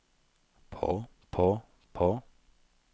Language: Norwegian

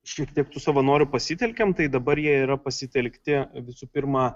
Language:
Lithuanian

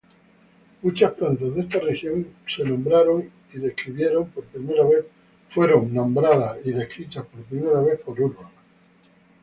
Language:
Spanish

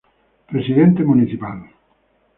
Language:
Spanish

